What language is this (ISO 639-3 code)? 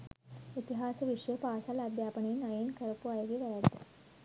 sin